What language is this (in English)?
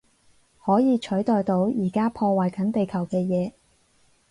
Cantonese